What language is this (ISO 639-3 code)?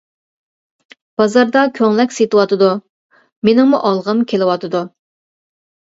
uig